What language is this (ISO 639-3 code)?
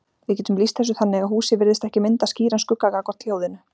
isl